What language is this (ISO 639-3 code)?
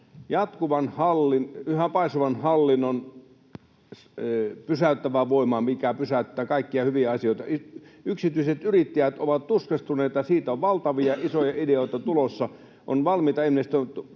fin